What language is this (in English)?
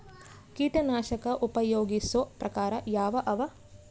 Kannada